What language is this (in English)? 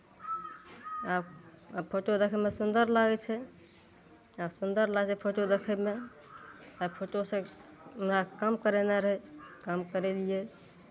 Maithili